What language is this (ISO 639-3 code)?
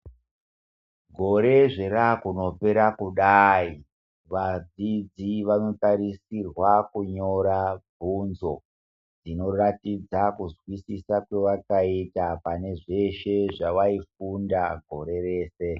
ndc